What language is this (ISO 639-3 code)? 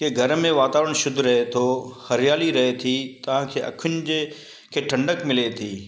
snd